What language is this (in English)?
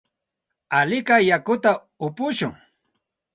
Santa Ana de Tusi Pasco Quechua